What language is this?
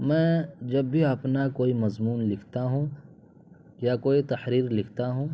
Urdu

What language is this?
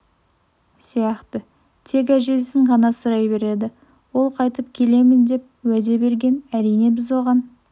Kazakh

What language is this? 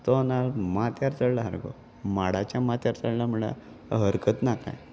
Konkani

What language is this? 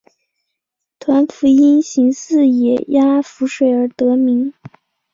Chinese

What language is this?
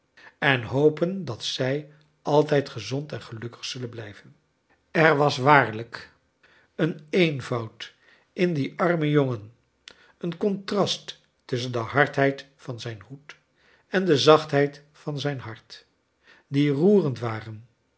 Dutch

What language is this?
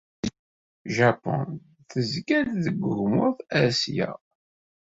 Kabyle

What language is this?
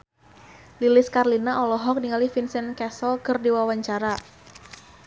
Sundanese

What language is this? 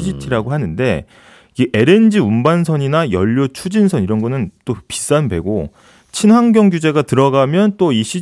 Korean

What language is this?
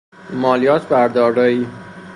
Persian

